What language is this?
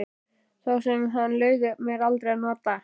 Icelandic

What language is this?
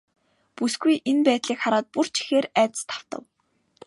Mongolian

